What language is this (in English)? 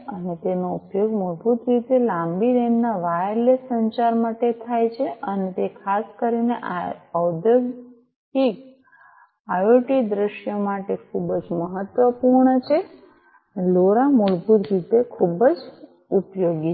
Gujarati